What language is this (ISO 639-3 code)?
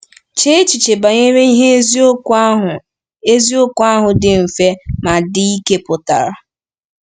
ibo